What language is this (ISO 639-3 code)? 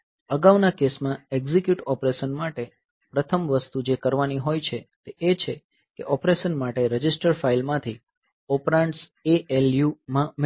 guj